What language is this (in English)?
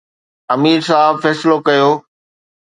Sindhi